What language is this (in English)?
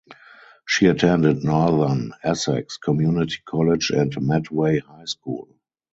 English